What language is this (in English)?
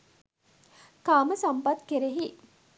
Sinhala